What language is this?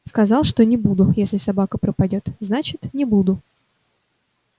Russian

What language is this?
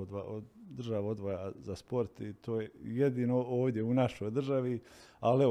Croatian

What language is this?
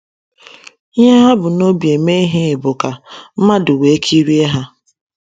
Igbo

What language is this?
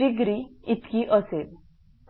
Marathi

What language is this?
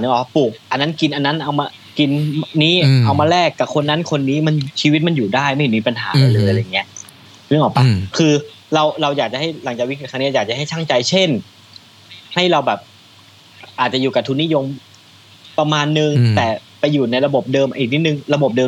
Thai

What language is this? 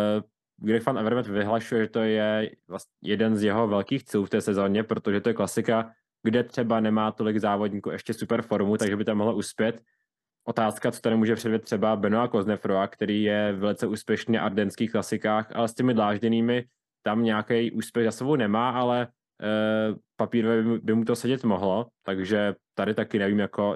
Czech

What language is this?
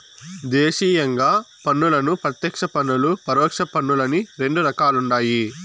Telugu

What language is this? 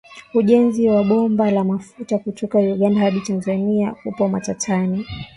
Swahili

